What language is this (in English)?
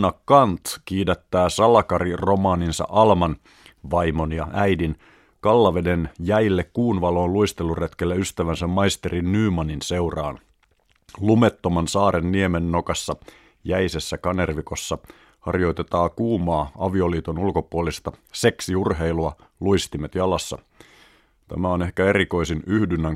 Finnish